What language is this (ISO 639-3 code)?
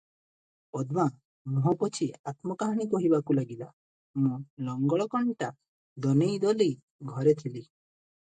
ori